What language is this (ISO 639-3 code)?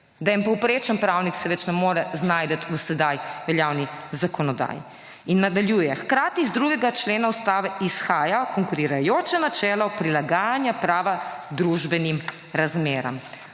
slv